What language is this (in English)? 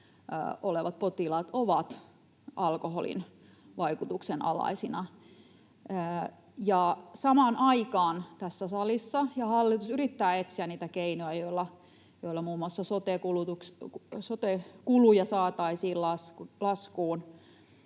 Finnish